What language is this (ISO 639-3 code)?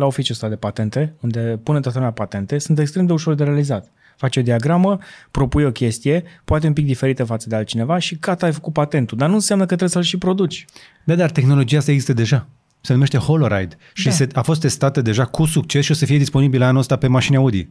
ron